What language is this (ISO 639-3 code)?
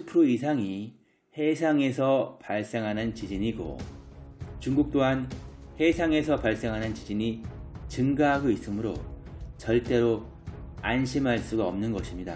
kor